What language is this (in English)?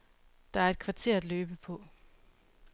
Danish